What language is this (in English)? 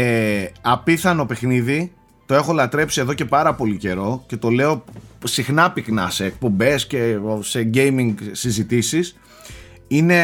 Greek